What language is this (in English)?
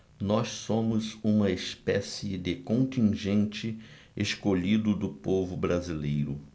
Portuguese